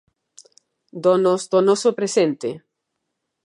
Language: Galician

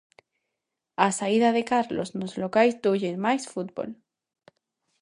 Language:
Galician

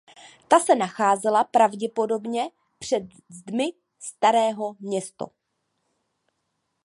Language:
Czech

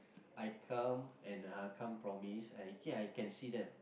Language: English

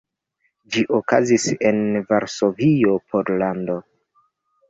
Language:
Esperanto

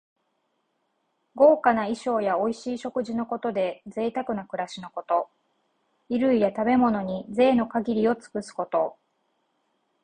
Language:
Japanese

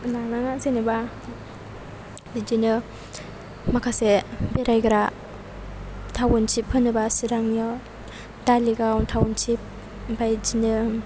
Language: Bodo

